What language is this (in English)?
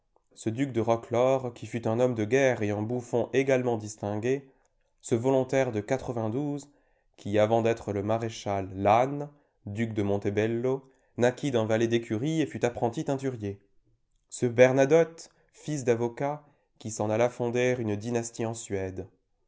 French